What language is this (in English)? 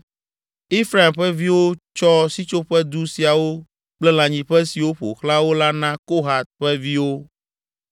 Ewe